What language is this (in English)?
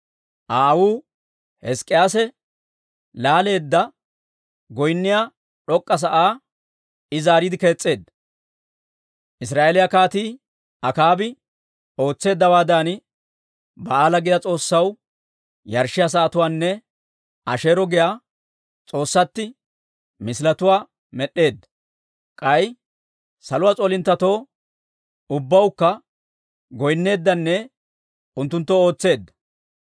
Dawro